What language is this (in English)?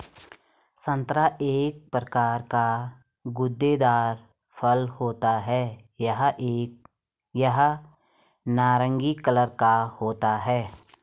Hindi